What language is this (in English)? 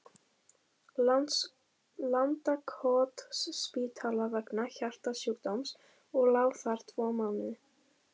Icelandic